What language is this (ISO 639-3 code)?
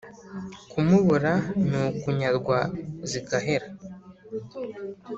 kin